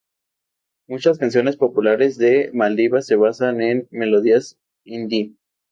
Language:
Spanish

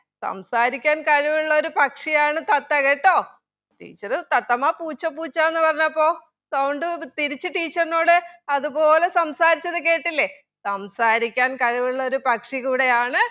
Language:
Malayalam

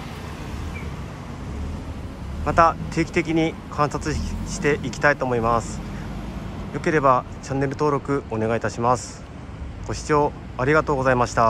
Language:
Japanese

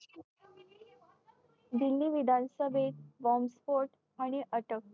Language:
Marathi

